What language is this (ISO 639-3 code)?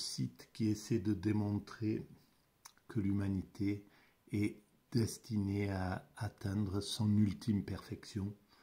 fra